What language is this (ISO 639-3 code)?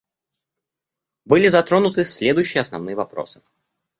rus